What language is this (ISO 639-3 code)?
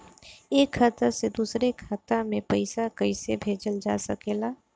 bho